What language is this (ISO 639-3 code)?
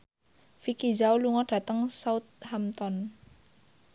jav